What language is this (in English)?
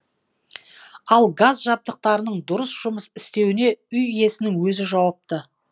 Kazakh